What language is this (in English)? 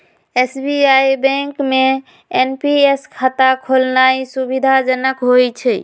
Magahi